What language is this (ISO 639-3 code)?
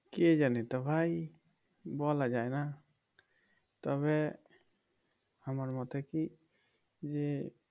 ben